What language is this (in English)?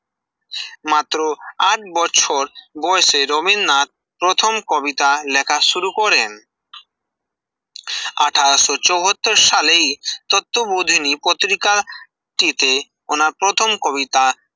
Bangla